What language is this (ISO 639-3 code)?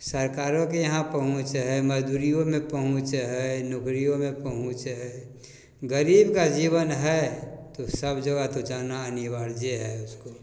mai